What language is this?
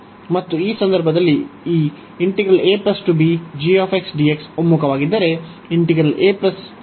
Kannada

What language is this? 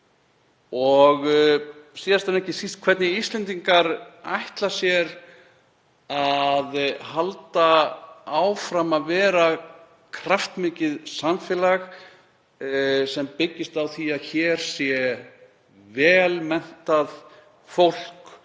Icelandic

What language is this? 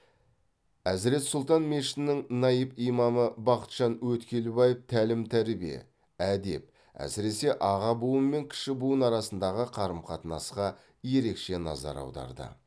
Kazakh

